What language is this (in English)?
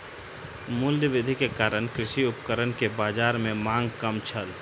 Maithili